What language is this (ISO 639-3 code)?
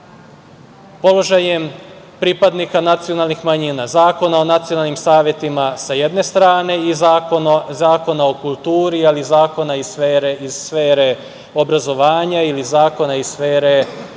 srp